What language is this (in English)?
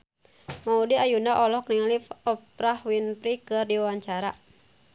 Sundanese